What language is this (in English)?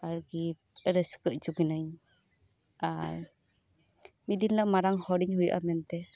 Santali